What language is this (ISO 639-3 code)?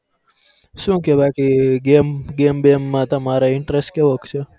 guj